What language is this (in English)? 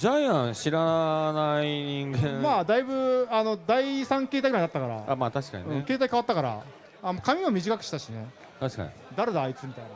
Japanese